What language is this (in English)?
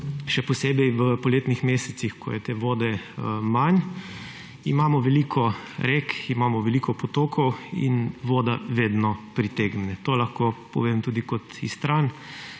Slovenian